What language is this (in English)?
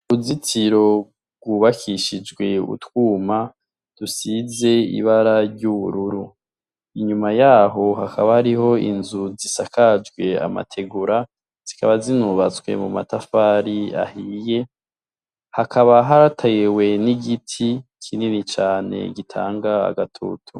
Rundi